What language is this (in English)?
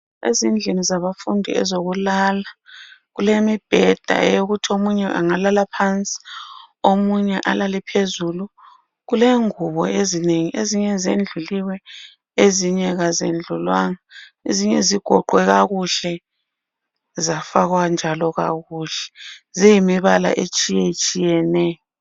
North Ndebele